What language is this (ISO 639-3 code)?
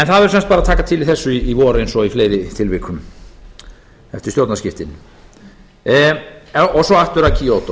isl